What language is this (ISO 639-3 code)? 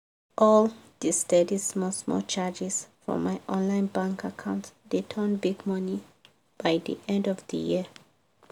pcm